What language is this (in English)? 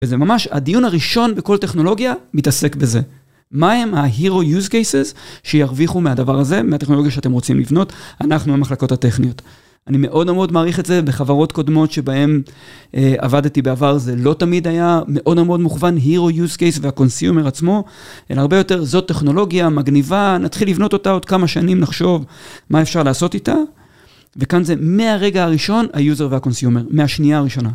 Hebrew